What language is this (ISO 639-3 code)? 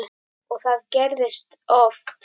isl